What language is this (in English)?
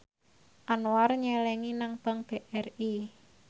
Javanese